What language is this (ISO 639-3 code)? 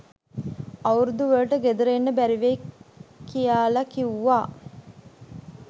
sin